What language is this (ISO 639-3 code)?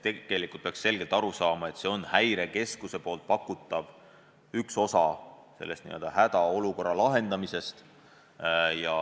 est